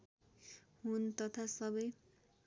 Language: Nepali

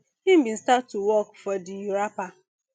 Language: Nigerian Pidgin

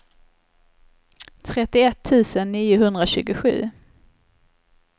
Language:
Swedish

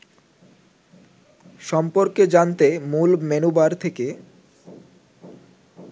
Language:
Bangla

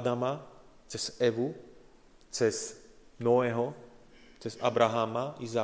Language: Slovak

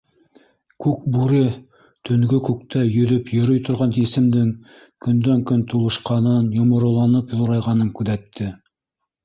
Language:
Bashkir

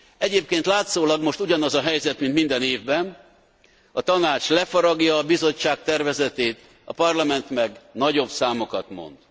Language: Hungarian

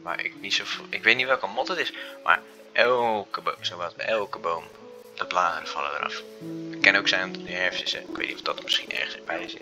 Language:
Dutch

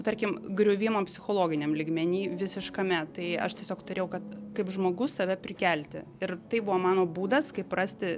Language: Lithuanian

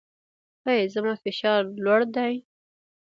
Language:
Pashto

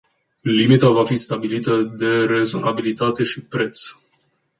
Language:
Romanian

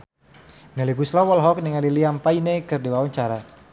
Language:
Sundanese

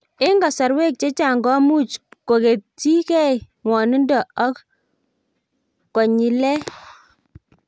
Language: Kalenjin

